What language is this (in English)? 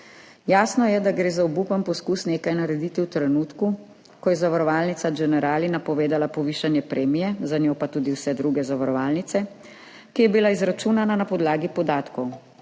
Slovenian